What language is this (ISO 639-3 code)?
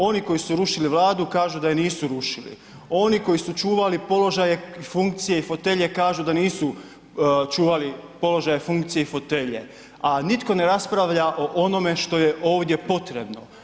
hrv